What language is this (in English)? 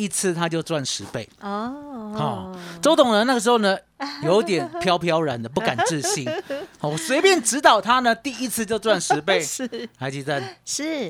Chinese